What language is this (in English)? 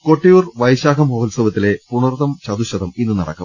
Malayalam